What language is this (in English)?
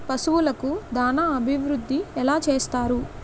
Telugu